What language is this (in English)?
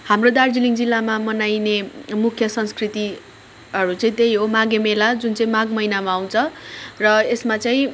Nepali